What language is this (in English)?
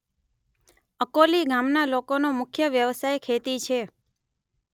Gujarati